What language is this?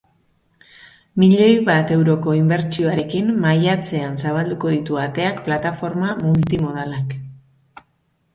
Basque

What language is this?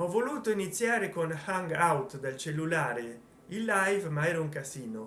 Italian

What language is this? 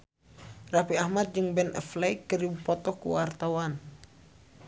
Sundanese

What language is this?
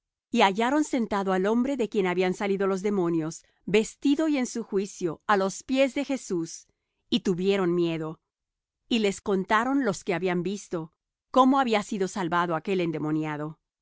Spanish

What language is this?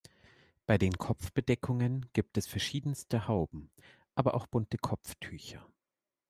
German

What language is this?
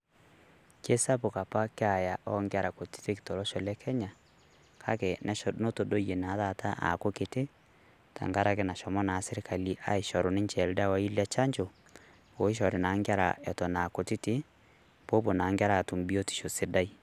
Masai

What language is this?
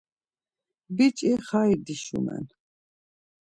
Laz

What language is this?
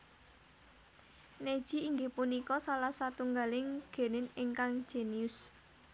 Javanese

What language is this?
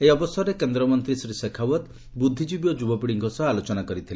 Odia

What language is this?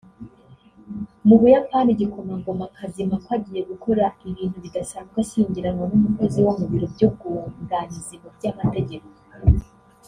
Kinyarwanda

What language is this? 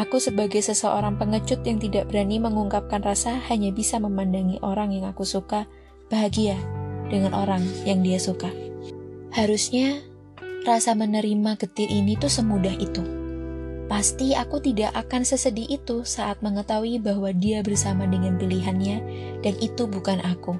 Indonesian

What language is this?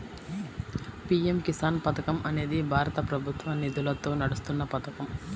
Telugu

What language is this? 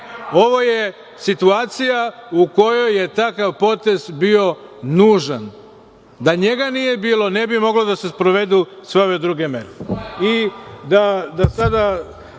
Serbian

